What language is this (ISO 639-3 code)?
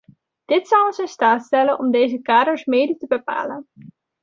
nld